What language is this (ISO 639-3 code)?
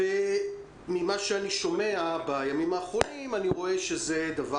heb